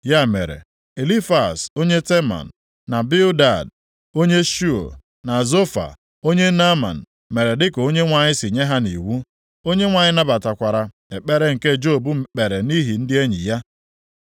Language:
Igbo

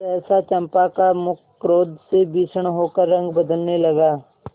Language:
Hindi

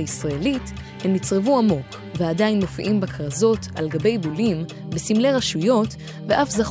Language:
Hebrew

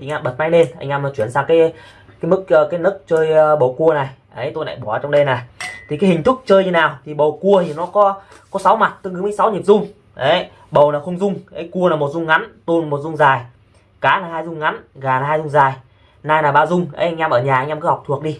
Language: Vietnamese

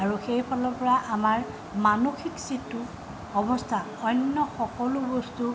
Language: Assamese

